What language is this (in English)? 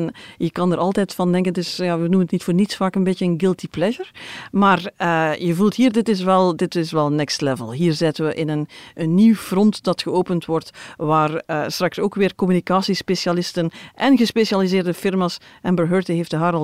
Dutch